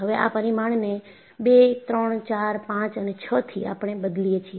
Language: Gujarati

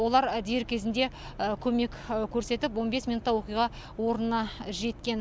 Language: Kazakh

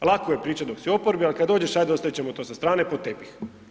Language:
Croatian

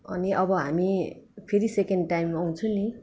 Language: Nepali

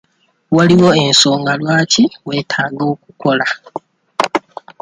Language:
Ganda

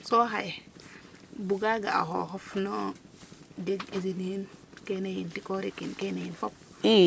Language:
Serer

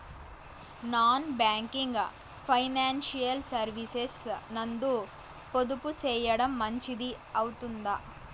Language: Telugu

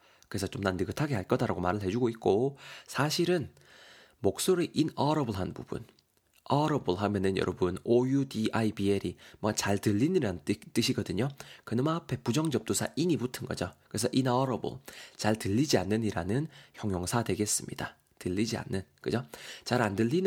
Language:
Korean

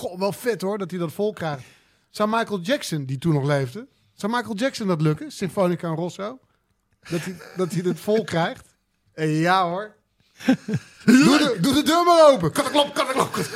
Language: Dutch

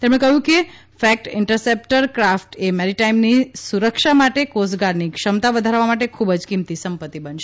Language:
Gujarati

